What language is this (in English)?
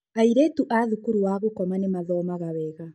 Kikuyu